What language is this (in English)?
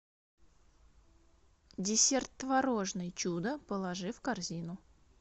Russian